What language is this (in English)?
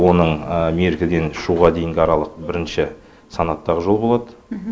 Kazakh